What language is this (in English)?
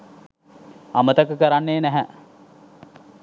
Sinhala